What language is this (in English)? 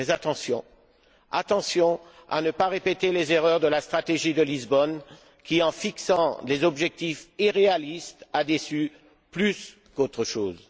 French